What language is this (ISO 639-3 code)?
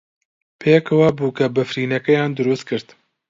ckb